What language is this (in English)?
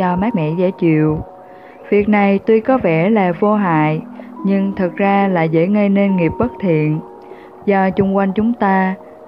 Vietnamese